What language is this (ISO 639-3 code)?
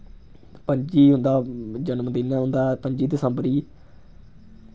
doi